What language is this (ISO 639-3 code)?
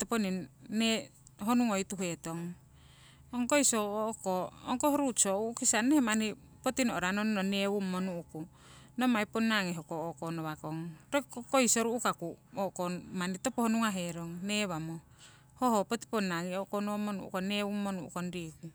siw